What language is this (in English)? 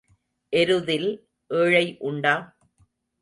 Tamil